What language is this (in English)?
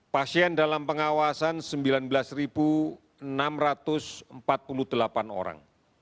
Indonesian